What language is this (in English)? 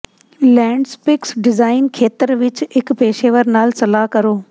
Punjabi